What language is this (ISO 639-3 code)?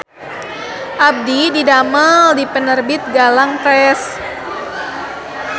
sun